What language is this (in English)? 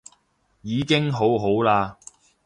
Cantonese